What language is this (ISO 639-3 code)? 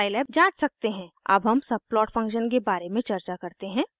hin